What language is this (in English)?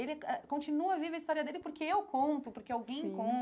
Portuguese